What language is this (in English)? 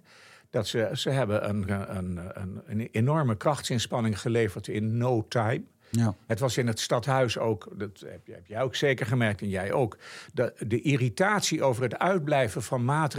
Dutch